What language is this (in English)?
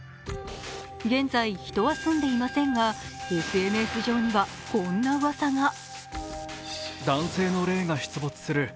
Japanese